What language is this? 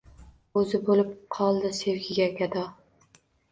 Uzbek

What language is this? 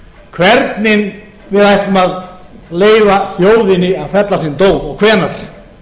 Icelandic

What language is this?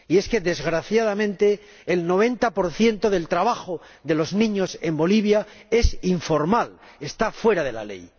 Spanish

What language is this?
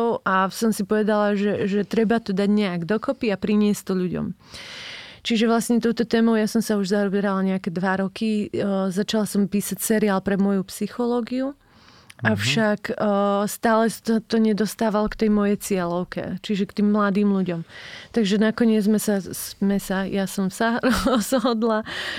Slovak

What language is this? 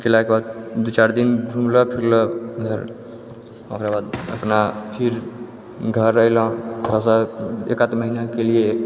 Maithili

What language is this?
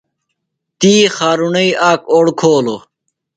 Phalura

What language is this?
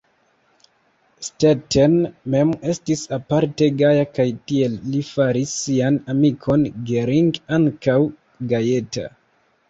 Esperanto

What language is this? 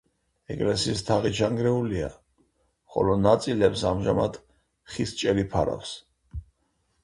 Georgian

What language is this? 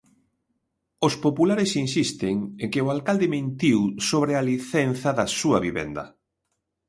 Galician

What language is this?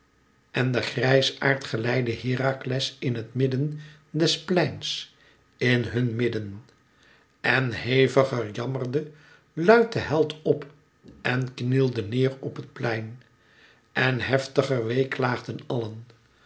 Dutch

